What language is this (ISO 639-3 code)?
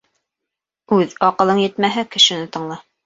bak